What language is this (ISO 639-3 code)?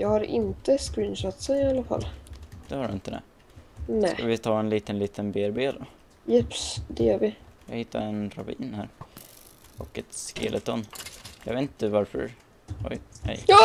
swe